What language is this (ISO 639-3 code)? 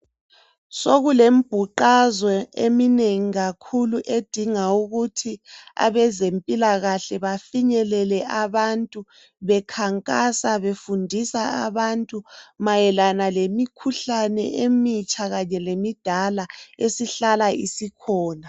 nde